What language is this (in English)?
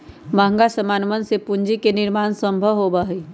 Magahi